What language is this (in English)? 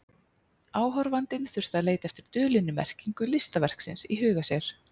Icelandic